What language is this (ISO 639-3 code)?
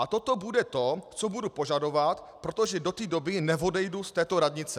ces